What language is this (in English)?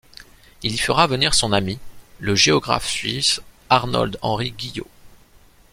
French